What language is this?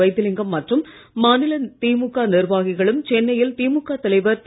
Tamil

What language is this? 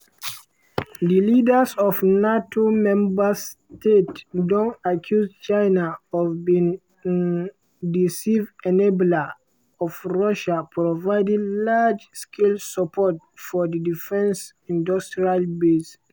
Nigerian Pidgin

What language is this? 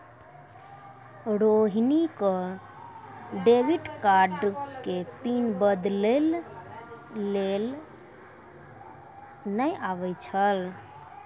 Maithili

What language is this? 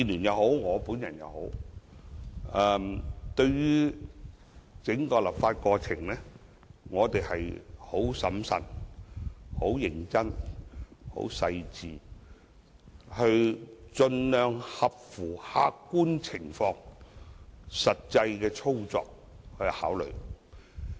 Cantonese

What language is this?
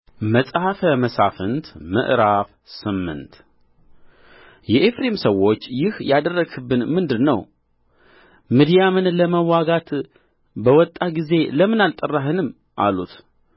Amharic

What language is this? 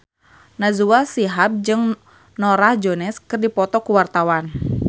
Sundanese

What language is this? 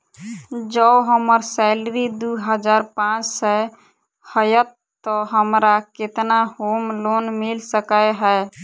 Maithili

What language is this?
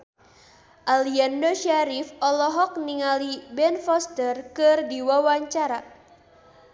Sundanese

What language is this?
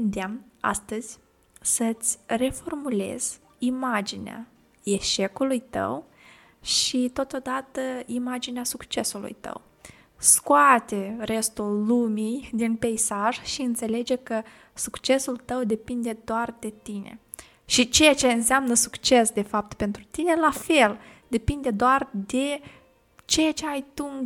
Romanian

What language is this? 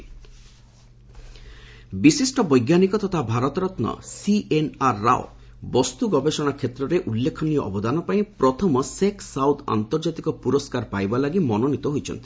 Odia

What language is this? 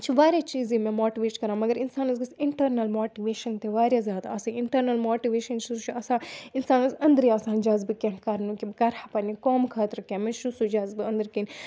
Kashmiri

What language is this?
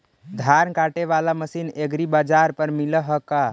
Magahi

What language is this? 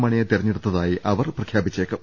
Malayalam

